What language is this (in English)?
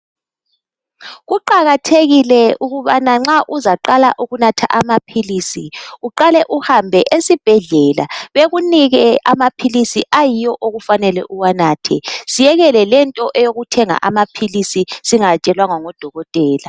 North Ndebele